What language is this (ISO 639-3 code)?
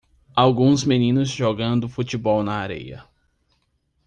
por